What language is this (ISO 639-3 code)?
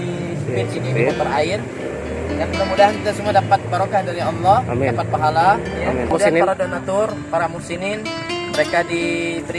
ind